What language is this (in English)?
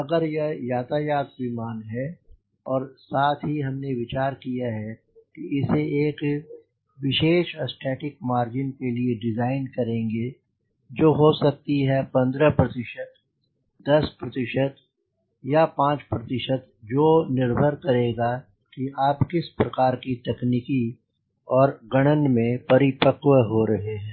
Hindi